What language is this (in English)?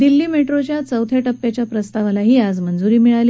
Marathi